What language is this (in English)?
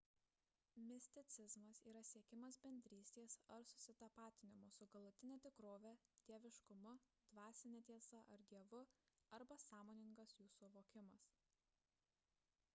Lithuanian